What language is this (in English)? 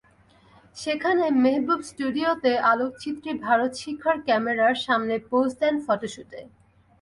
Bangla